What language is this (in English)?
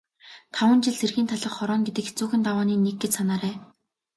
Mongolian